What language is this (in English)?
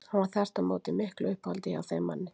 Icelandic